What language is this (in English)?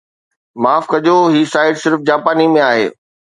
Sindhi